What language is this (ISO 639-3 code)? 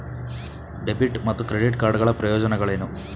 kan